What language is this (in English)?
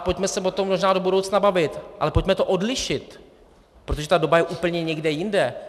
Czech